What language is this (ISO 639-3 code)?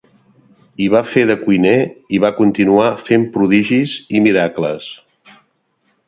cat